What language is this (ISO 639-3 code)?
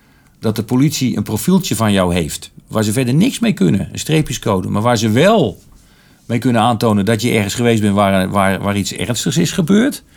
nld